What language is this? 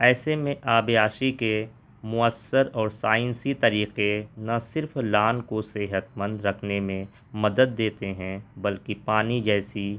Urdu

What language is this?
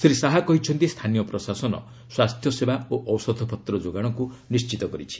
Odia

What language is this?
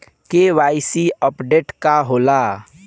Bhojpuri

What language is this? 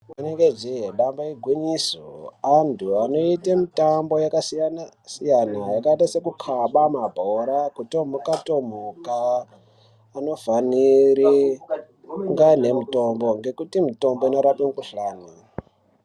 Ndau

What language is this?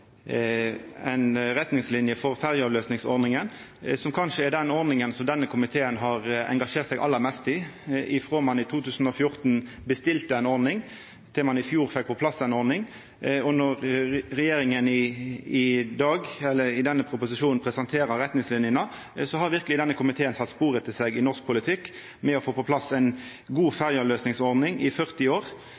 Norwegian Nynorsk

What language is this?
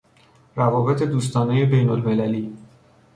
Persian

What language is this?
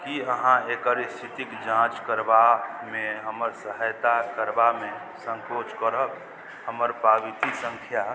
Maithili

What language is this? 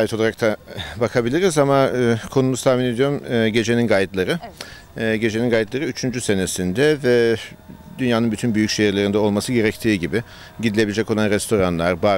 Turkish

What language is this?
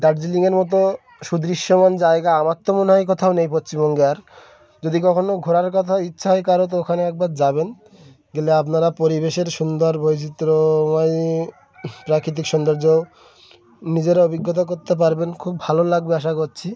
Bangla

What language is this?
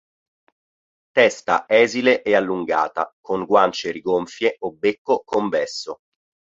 Italian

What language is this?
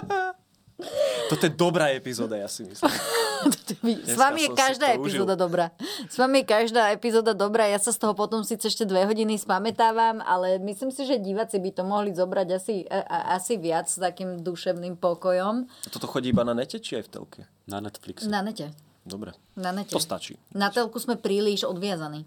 Slovak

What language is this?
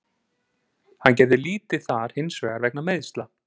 Icelandic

